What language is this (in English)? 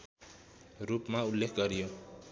Nepali